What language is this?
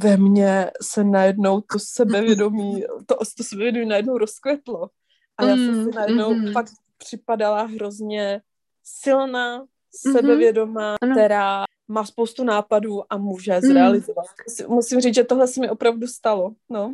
Czech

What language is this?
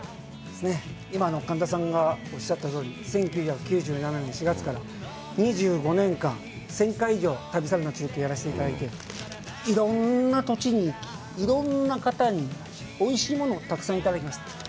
Japanese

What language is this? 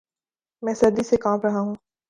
Urdu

